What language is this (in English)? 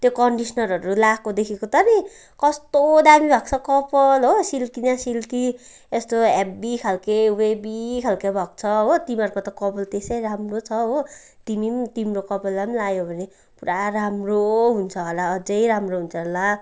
Nepali